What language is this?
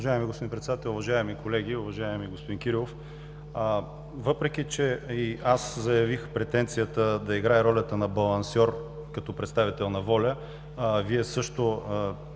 Bulgarian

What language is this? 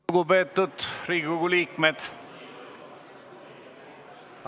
Estonian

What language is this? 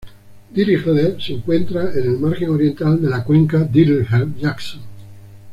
Spanish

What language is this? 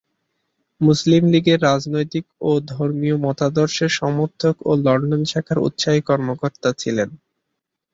Bangla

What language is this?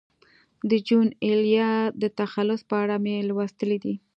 Pashto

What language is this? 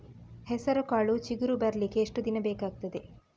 Kannada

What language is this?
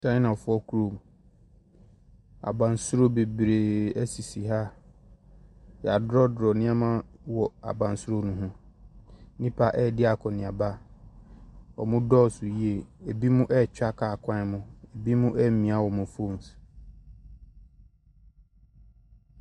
Akan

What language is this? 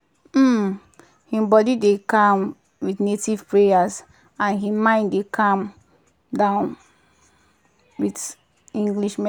Nigerian Pidgin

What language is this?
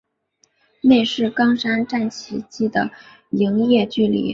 Chinese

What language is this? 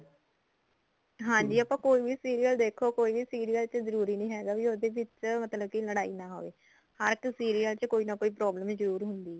Punjabi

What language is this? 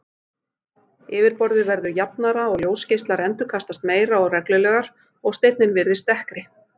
Icelandic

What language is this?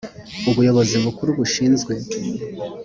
Kinyarwanda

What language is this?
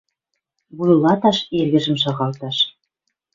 Western Mari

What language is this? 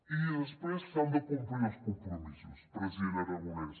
Catalan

